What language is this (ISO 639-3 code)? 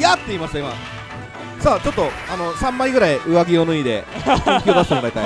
jpn